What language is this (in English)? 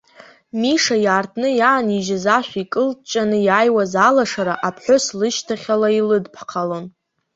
Abkhazian